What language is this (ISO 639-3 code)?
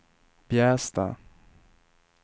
swe